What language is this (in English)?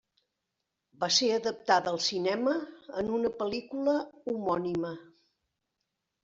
Catalan